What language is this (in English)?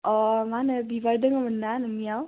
Bodo